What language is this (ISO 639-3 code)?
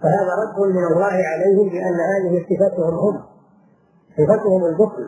ara